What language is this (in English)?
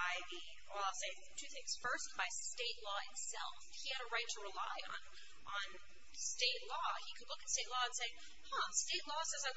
English